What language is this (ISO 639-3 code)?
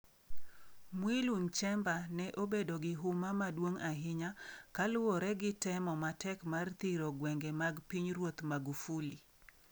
luo